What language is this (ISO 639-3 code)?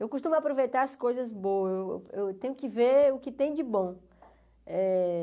por